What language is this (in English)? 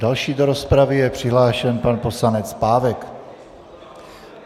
Czech